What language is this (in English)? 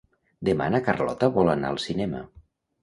Catalan